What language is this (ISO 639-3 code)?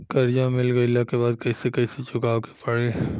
bho